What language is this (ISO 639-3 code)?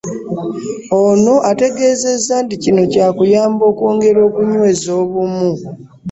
lug